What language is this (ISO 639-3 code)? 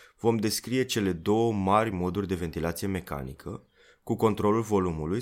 ron